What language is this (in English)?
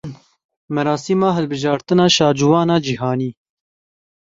Kurdish